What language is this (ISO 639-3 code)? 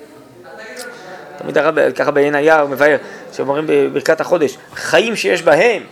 heb